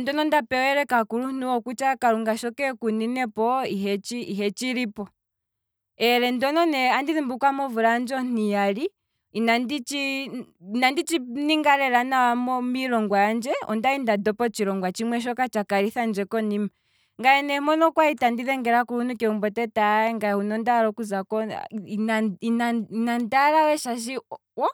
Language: Kwambi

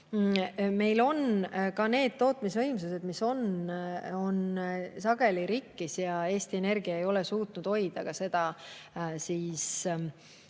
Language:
Estonian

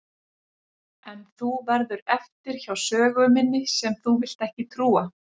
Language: Icelandic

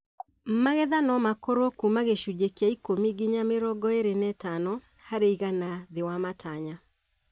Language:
Kikuyu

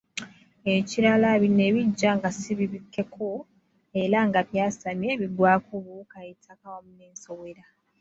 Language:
Ganda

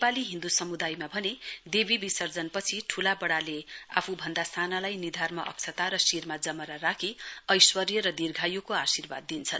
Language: Nepali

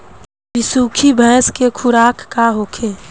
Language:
Bhojpuri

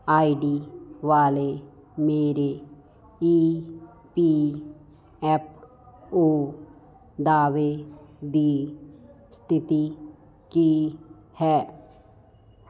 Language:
Punjabi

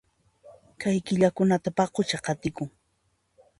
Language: Puno Quechua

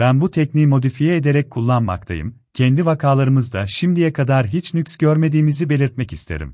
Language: Turkish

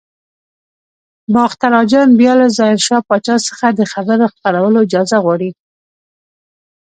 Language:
Pashto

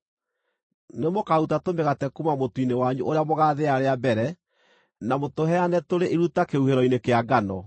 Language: Kikuyu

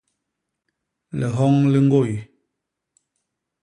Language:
Basaa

